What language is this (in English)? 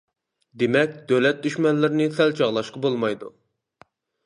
Uyghur